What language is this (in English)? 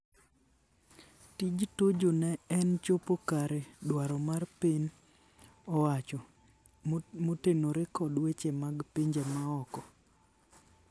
Luo (Kenya and Tanzania)